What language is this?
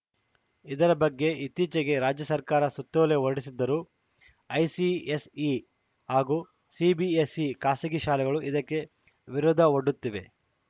Kannada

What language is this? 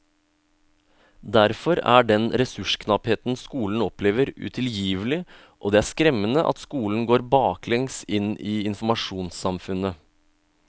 Norwegian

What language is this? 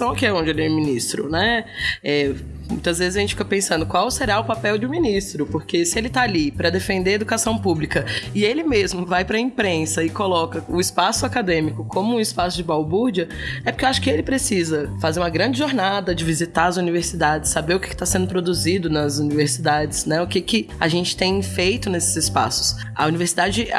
Portuguese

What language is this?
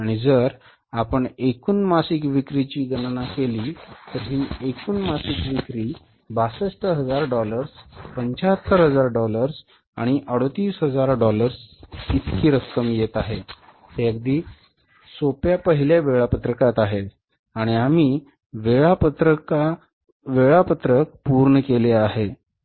Marathi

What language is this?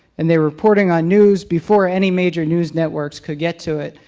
English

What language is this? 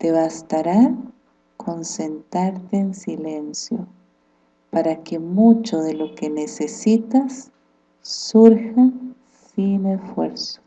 Spanish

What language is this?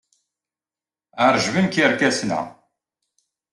Kabyle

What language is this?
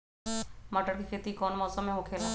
Magahi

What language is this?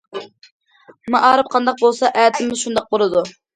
Uyghur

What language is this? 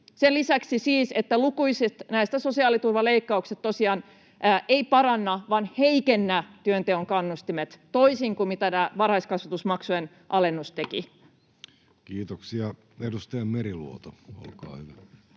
Finnish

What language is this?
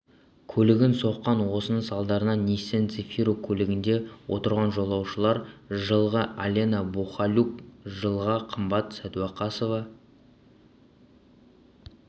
Kazakh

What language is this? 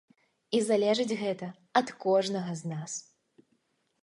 Belarusian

